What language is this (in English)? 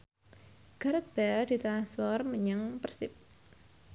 Javanese